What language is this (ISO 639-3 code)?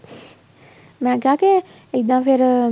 pan